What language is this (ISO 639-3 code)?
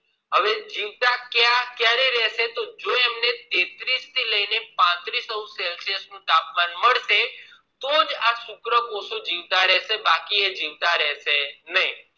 guj